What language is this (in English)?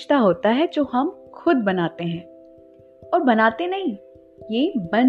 Hindi